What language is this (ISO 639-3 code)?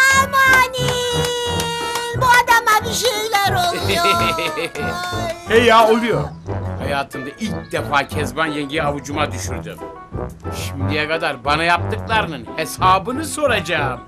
tur